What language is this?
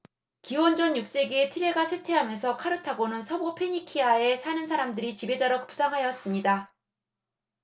Korean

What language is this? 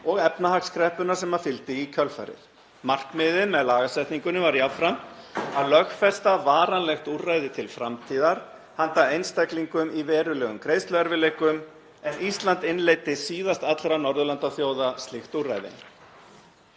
Icelandic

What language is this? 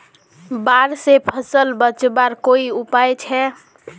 Magahi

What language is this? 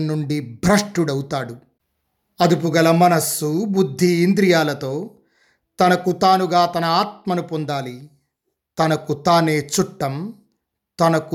Telugu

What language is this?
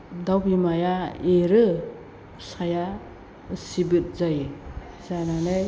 Bodo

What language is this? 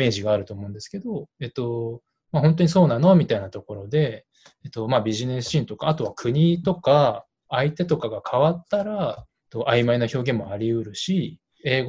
Japanese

